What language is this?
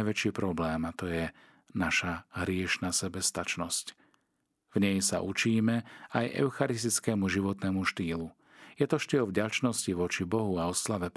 Slovak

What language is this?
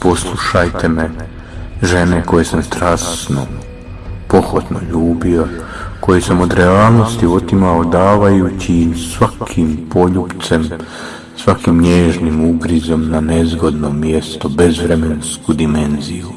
Croatian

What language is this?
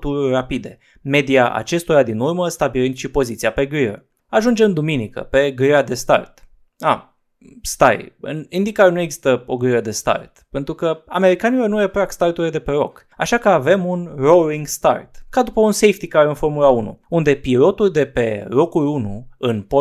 Romanian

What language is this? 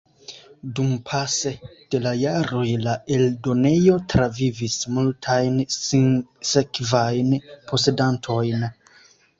Esperanto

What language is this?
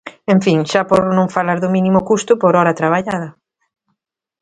Galician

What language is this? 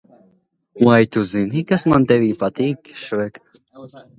Latvian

